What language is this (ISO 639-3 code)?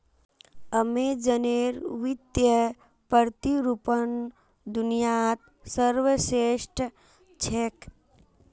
mag